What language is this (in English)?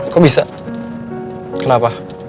Indonesian